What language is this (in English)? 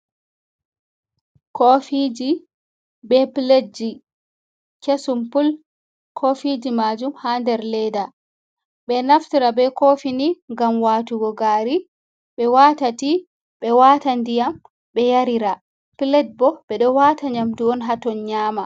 Fula